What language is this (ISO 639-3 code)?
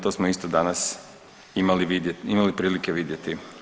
hrv